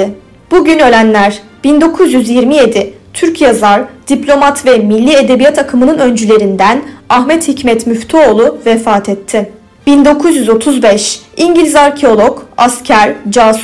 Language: Turkish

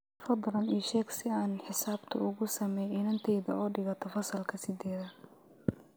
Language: Somali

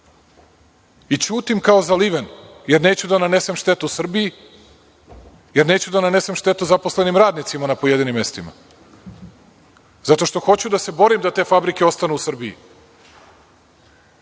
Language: Serbian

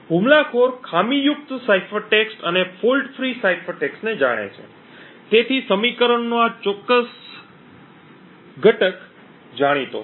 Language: Gujarati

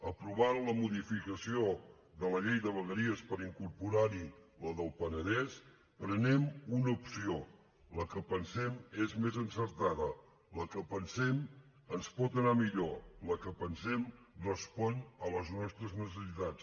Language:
Catalan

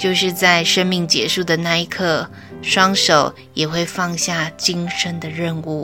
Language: Chinese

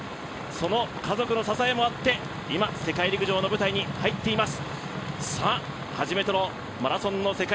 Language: Japanese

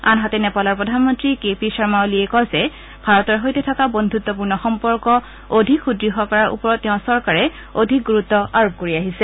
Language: Assamese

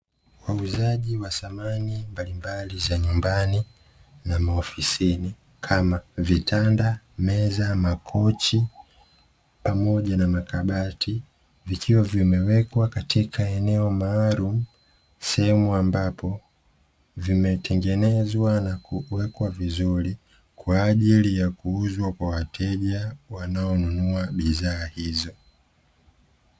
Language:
Swahili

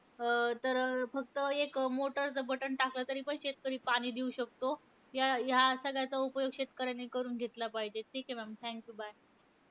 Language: Marathi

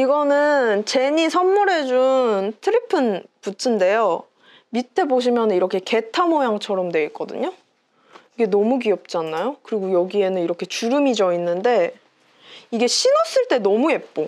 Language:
Korean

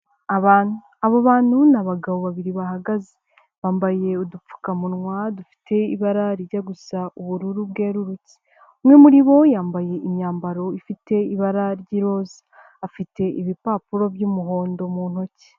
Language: Kinyarwanda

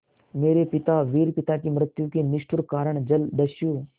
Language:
Hindi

